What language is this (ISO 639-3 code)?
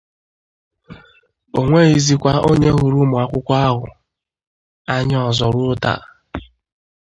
ibo